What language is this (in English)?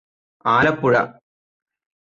Malayalam